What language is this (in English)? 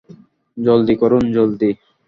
Bangla